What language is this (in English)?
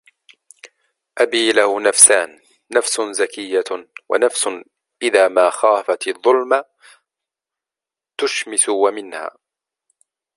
Arabic